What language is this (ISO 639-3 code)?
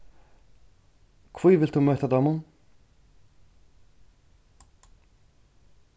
fao